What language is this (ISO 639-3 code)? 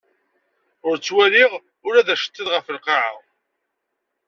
kab